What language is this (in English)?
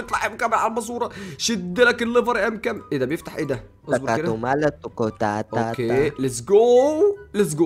Arabic